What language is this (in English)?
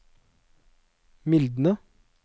Norwegian